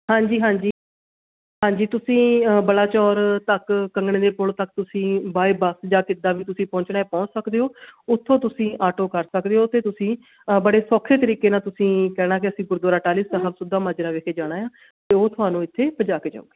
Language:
Punjabi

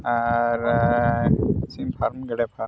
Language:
Santali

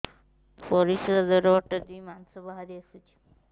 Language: Odia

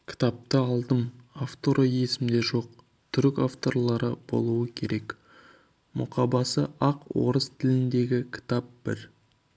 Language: Kazakh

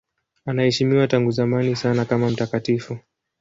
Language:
Swahili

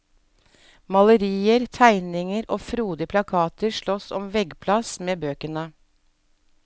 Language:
Norwegian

